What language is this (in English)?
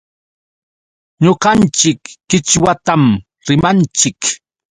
Yauyos Quechua